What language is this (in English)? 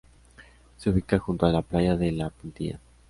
Spanish